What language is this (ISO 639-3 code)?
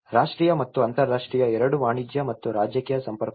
kan